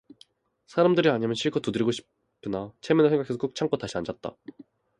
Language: Korean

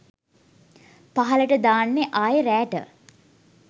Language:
Sinhala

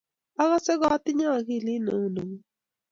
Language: Kalenjin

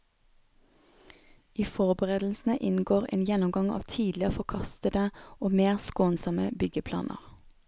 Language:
Norwegian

